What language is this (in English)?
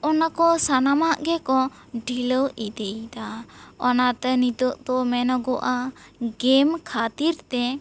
Santali